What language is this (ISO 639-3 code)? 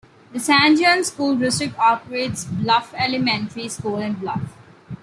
eng